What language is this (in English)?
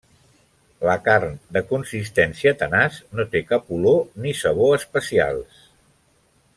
Catalan